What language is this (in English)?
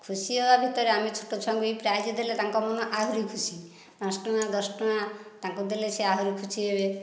Odia